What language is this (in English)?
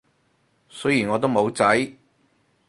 Cantonese